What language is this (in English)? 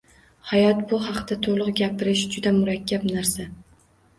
Uzbek